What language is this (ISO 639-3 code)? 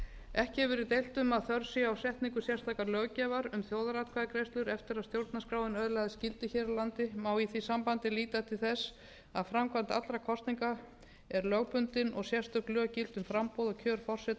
isl